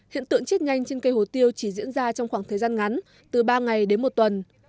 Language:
Vietnamese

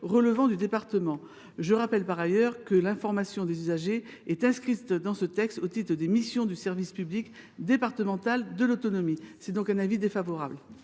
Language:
French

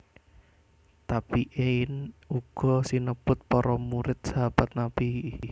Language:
Javanese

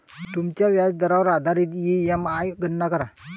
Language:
Marathi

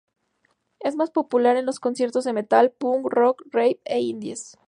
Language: Spanish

